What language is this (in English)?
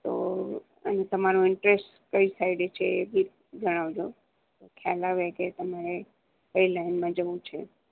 Gujarati